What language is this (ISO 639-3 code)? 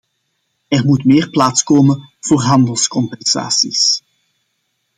nld